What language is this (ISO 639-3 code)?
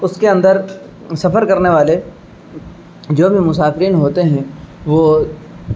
urd